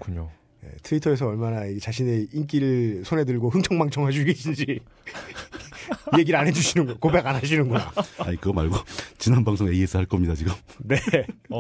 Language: Korean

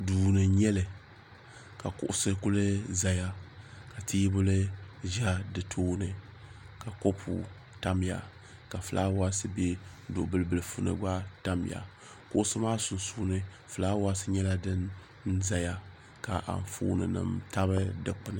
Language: Dagbani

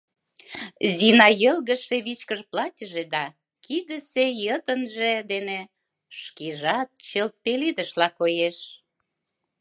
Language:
Mari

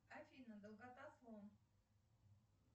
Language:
Russian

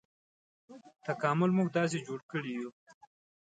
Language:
Pashto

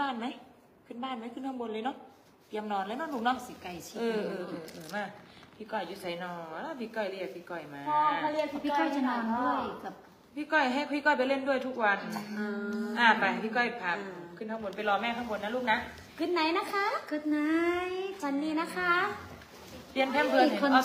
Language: Thai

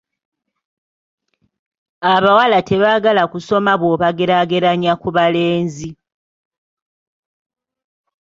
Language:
Ganda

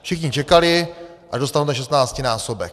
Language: Czech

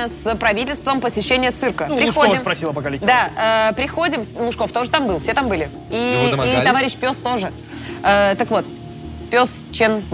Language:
Russian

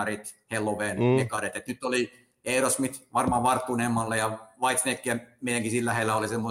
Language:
Finnish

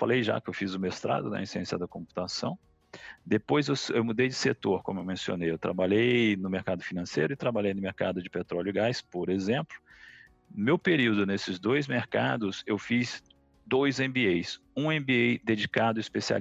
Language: Portuguese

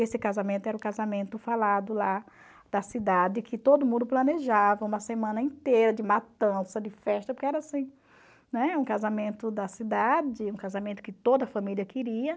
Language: Portuguese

